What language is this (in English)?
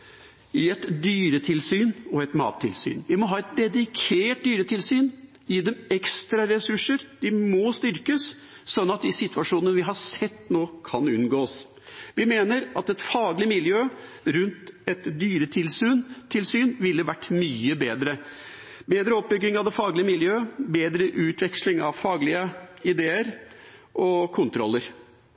Norwegian Bokmål